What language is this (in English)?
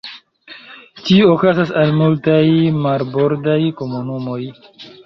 Esperanto